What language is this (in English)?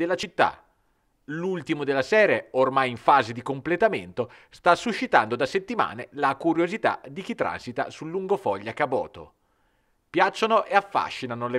Italian